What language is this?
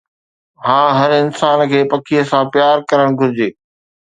Sindhi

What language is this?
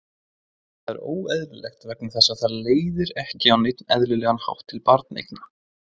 Icelandic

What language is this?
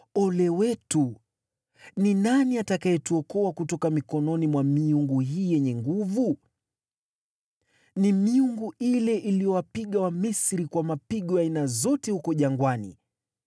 Swahili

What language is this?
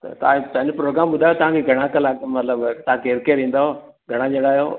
Sindhi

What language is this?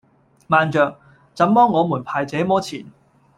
Cantonese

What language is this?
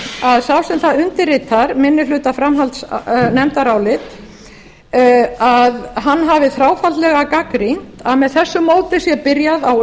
Icelandic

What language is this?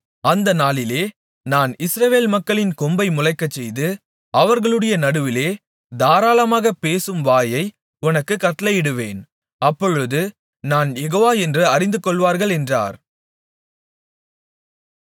Tamil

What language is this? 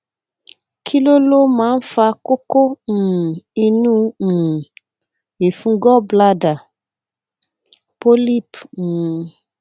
Yoruba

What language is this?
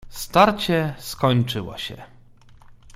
Polish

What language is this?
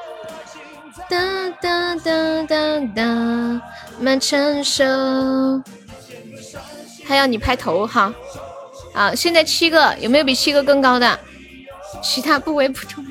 Chinese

